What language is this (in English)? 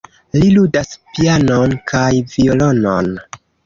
Esperanto